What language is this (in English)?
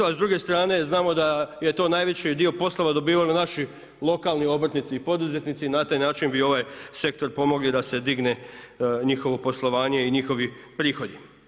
Croatian